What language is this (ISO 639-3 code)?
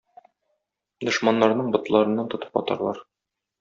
tat